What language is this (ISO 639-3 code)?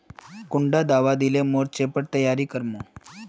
mag